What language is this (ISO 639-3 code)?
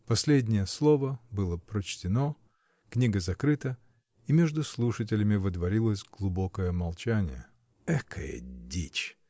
rus